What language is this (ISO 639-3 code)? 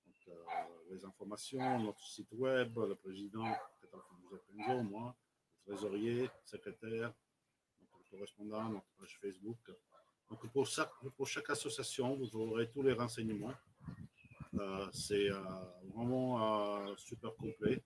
fra